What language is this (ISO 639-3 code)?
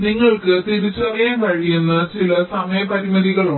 mal